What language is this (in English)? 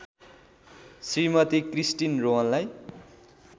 Nepali